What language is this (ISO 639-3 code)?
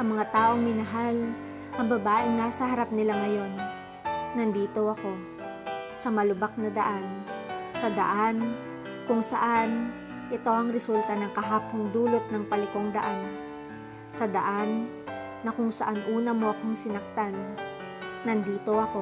fil